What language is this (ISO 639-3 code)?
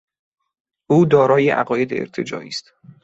fas